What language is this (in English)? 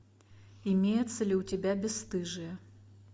Russian